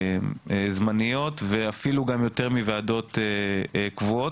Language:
Hebrew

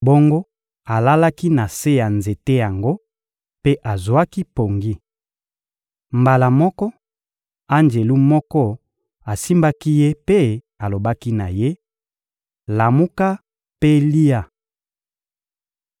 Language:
Lingala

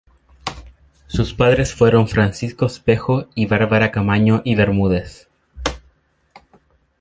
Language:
Spanish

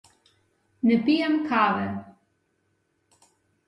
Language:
Slovenian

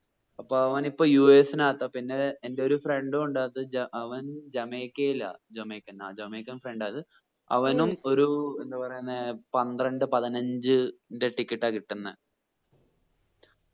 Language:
Malayalam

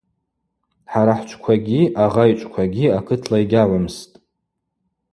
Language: Abaza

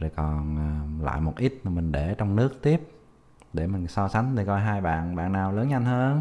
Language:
Vietnamese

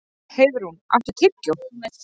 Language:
Icelandic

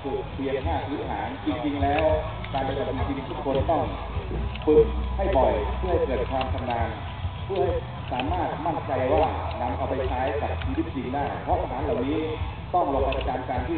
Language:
Thai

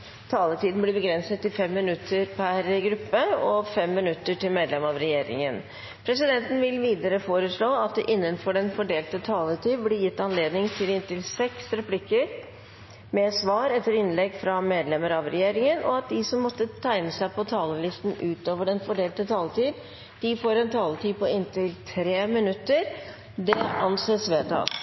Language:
Norwegian Bokmål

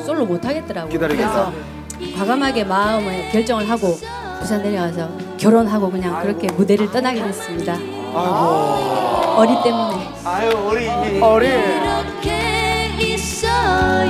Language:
Korean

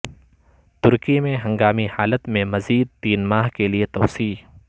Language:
Urdu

